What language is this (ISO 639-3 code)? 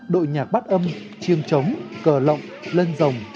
vie